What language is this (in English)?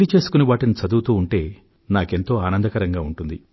Telugu